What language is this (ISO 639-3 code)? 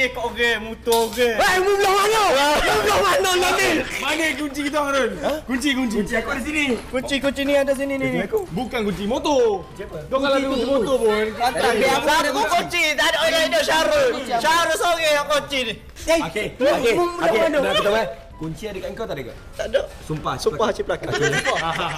msa